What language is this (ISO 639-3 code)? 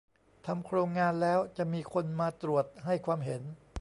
tha